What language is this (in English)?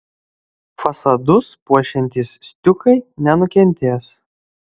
Lithuanian